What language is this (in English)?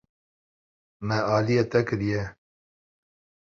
Kurdish